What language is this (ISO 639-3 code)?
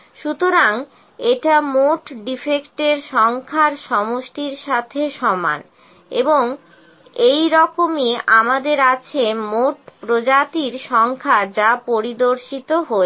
ben